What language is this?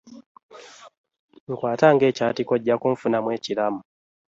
Ganda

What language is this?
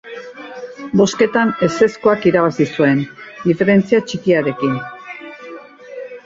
Basque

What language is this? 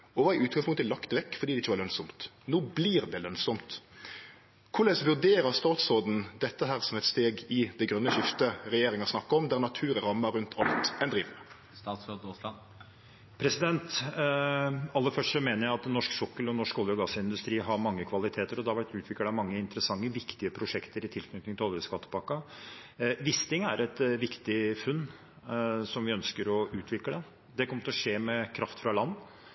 Norwegian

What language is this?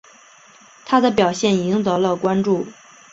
Chinese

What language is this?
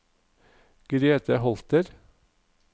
Norwegian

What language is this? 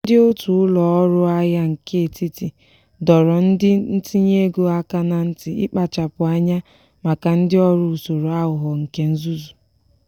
Igbo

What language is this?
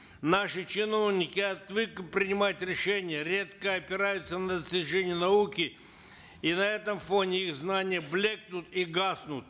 Kazakh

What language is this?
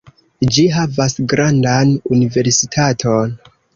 Esperanto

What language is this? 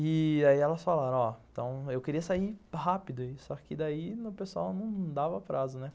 Portuguese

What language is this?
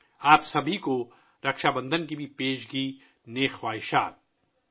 Urdu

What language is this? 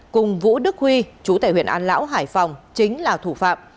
Vietnamese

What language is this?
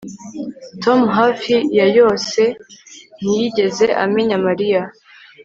Kinyarwanda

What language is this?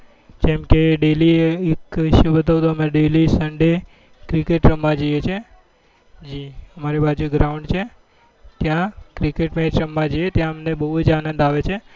Gujarati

